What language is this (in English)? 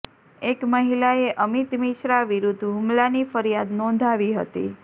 Gujarati